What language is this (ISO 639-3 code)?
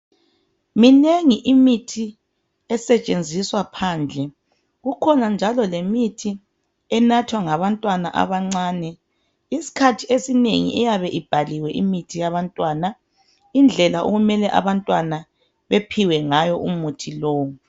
nde